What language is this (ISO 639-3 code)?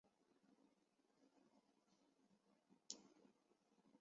zho